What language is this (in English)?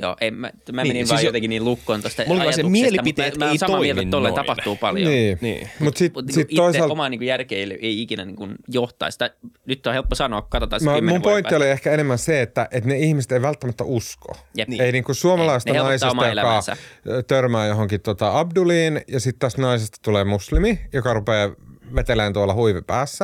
Finnish